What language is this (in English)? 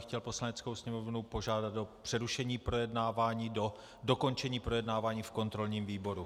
Czech